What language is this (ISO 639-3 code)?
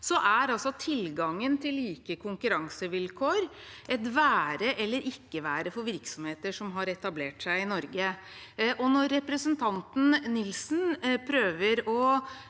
nor